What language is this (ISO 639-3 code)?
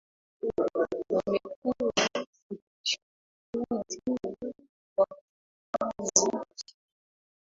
swa